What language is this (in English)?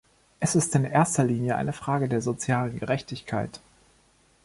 German